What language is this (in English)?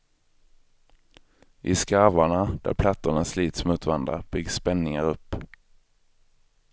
Swedish